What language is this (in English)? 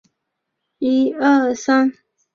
Chinese